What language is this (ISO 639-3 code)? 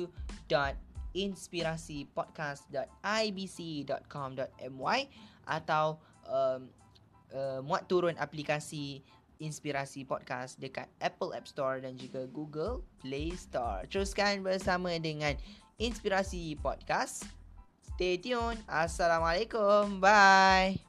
msa